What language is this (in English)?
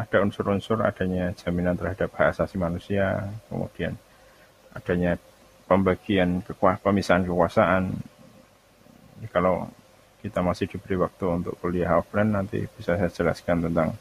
Indonesian